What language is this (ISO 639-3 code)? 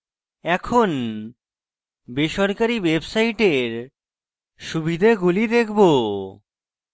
ben